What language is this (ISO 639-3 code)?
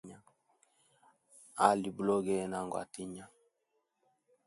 hem